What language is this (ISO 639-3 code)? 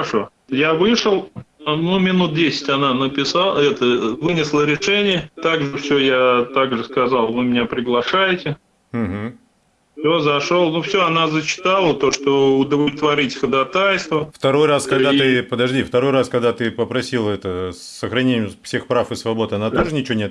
rus